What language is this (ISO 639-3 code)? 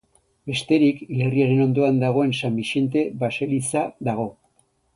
eus